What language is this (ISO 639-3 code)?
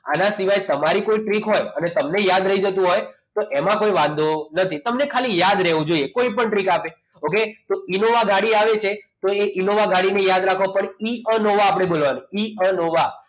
guj